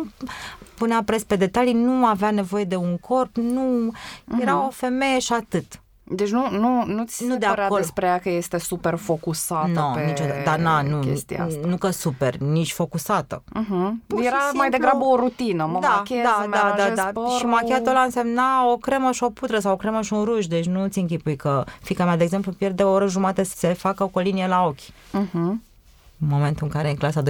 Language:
Romanian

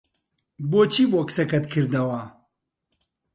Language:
Central Kurdish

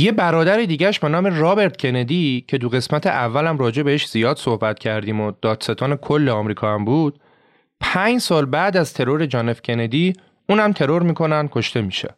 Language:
Persian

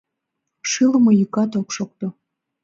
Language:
Mari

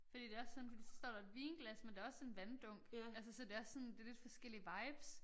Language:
Danish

